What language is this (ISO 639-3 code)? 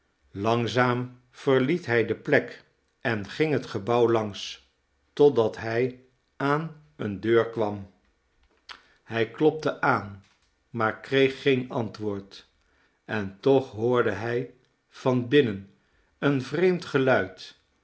nld